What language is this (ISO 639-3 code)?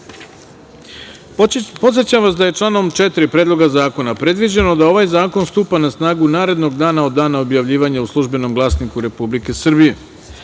srp